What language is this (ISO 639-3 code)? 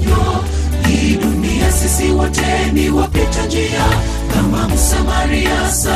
ind